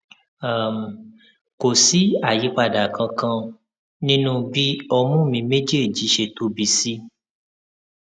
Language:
Yoruba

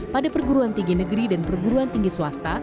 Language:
Indonesian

